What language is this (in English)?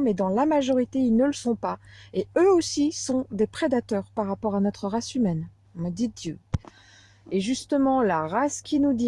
French